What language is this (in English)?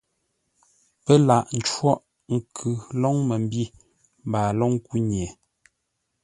Ngombale